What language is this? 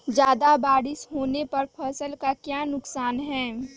Magahi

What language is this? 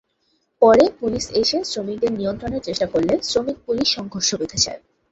Bangla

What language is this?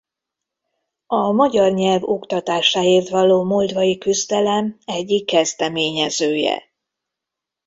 Hungarian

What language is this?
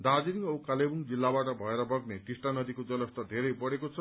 Nepali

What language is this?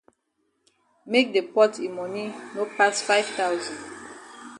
Cameroon Pidgin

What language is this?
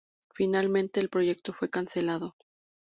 Spanish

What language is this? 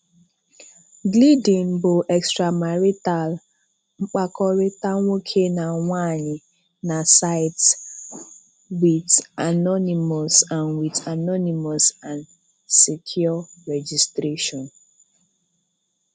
Igbo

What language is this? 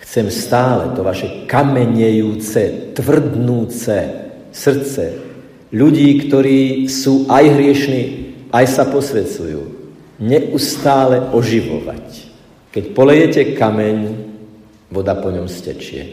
Slovak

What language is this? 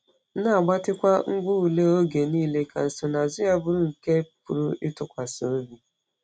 Igbo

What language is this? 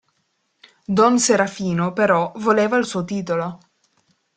Italian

